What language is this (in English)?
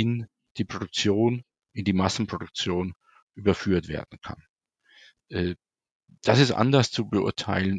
German